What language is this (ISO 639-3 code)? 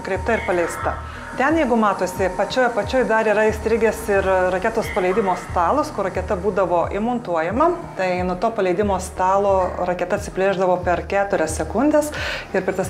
lit